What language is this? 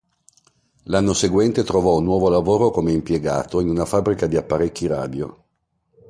Italian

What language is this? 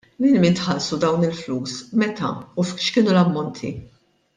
Maltese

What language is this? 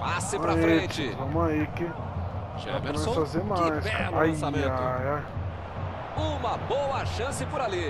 Portuguese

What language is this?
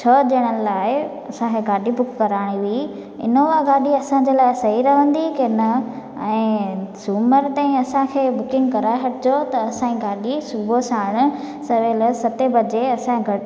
Sindhi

